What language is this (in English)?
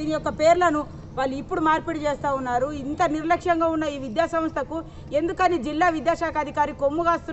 Hindi